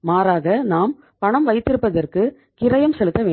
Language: Tamil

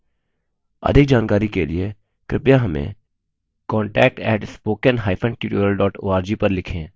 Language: Hindi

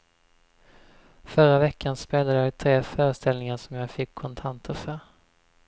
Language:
Swedish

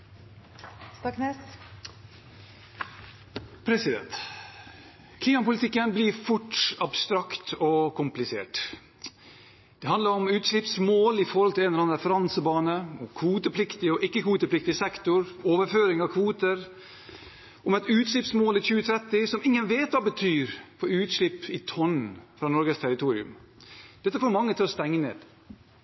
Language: Norwegian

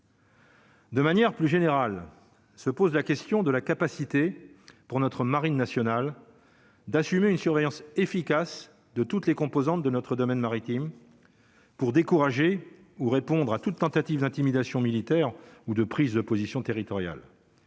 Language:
French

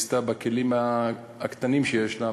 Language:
Hebrew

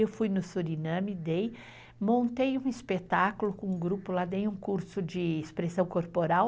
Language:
Portuguese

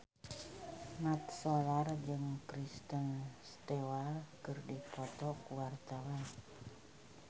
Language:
Sundanese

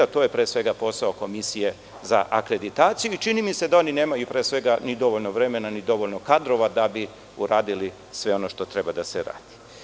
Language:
Serbian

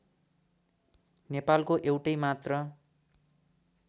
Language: Nepali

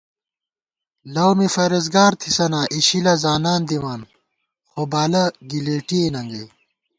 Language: Gawar-Bati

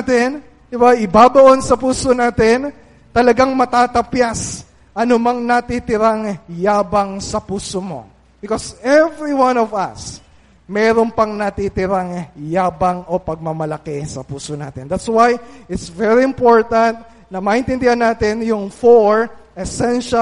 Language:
Filipino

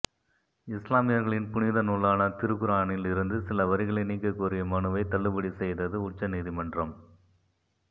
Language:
Tamil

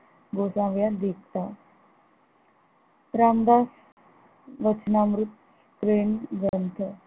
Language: Marathi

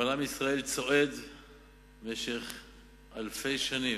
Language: Hebrew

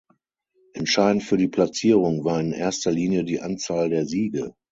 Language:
German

